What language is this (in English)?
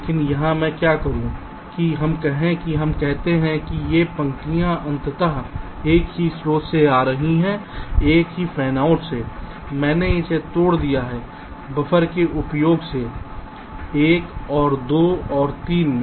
Hindi